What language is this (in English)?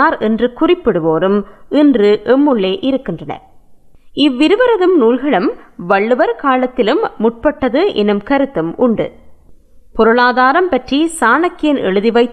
Tamil